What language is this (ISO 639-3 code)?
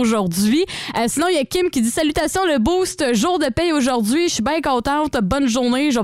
fra